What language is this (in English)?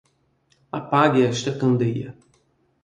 Portuguese